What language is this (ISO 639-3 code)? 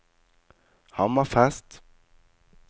nor